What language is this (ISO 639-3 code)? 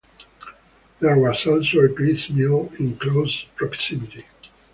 eng